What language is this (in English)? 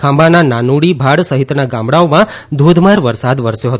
Gujarati